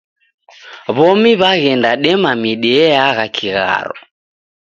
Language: Taita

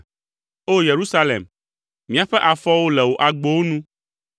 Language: Ewe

